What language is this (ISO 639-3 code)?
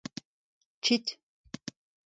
bre